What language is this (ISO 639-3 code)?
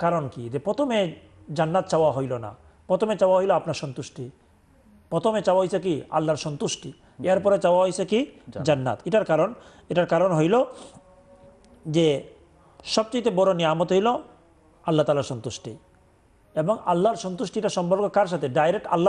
ara